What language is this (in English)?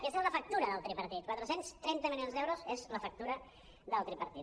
Catalan